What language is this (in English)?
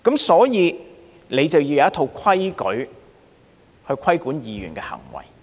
Cantonese